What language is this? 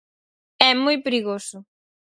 Galician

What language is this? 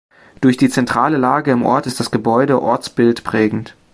German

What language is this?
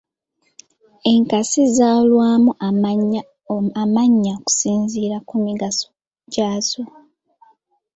Ganda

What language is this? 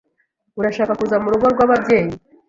Kinyarwanda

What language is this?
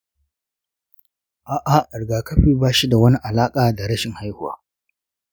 Hausa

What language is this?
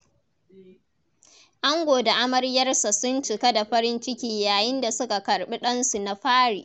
Hausa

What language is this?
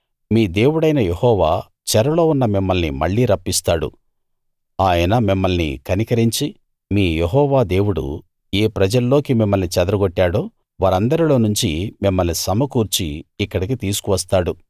Telugu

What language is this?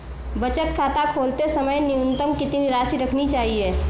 Hindi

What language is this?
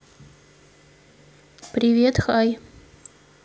Russian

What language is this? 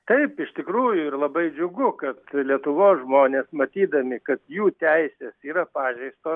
Lithuanian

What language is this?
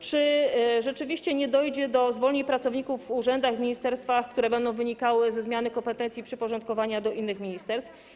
Polish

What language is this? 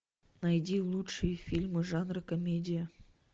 Russian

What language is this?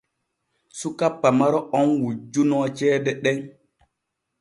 Borgu Fulfulde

